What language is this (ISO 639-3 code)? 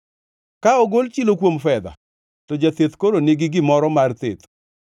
luo